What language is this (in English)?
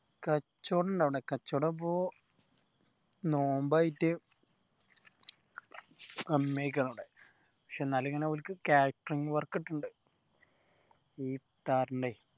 Malayalam